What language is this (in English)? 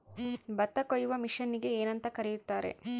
Kannada